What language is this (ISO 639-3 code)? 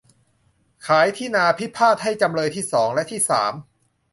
tha